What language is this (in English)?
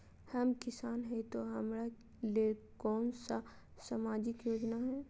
Magahi